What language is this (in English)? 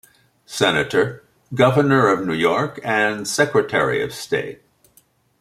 English